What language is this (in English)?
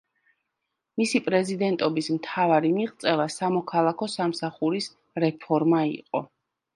Georgian